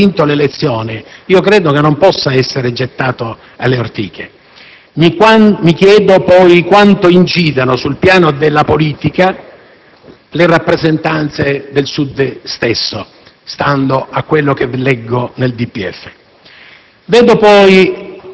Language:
Italian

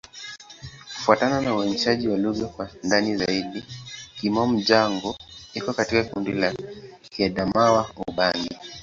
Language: Swahili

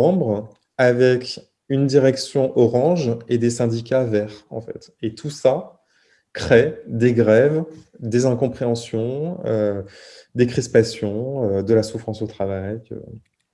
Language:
French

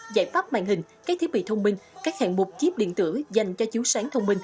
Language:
Vietnamese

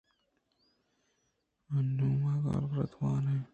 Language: Eastern Balochi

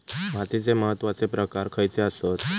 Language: Marathi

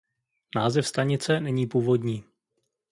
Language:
Czech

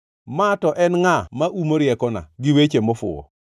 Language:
Luo (Kenya and Tanzania)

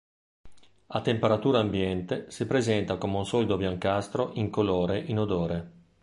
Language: Italian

